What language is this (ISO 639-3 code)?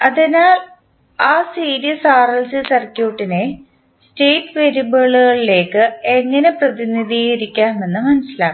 mal